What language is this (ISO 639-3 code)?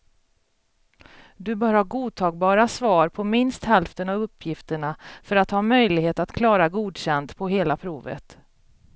swe